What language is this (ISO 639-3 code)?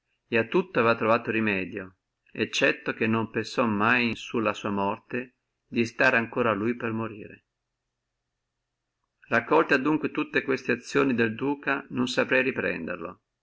ita